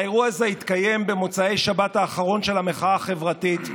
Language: Hebrew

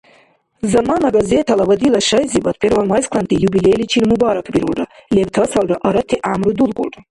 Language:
Dargwa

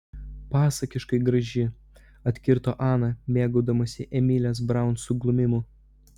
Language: Lithuanian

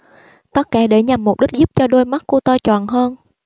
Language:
Vietnamese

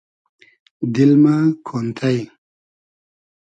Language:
Hazaragi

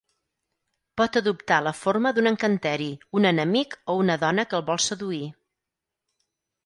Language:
Catalan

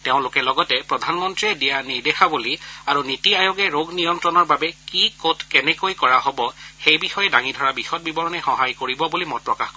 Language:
Assamese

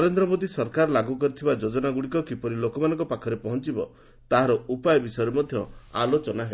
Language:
Odia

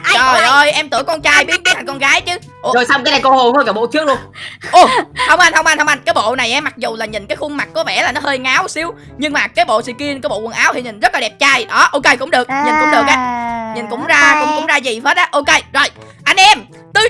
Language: Vietnamese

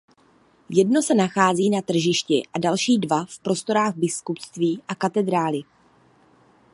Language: Czech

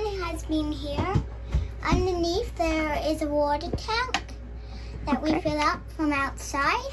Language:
English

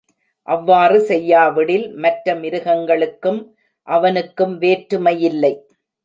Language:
Tamil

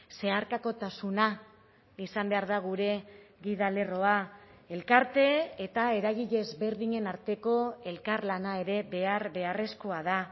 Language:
Basque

